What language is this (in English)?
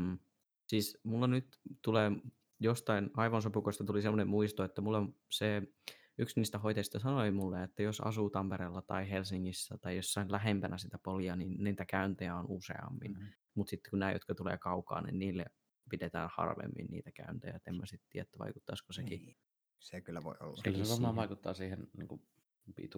Finnish